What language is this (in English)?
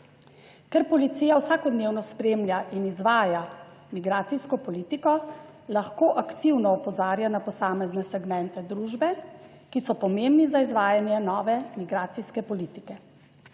Slovenian